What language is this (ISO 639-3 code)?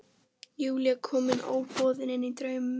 isl